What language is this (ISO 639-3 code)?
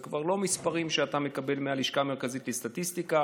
heb